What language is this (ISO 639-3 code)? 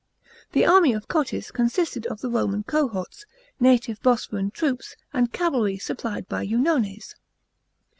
eng